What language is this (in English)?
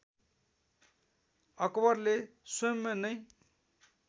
Nepali